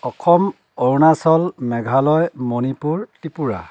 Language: Assamese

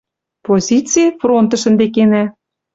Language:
Western Mari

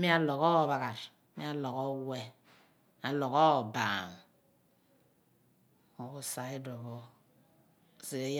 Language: Abua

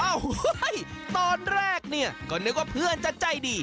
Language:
Thai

